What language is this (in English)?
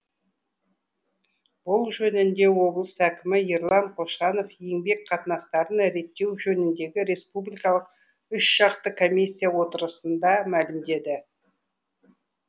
Kazakh